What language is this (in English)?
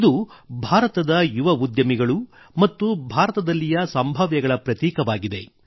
Kannada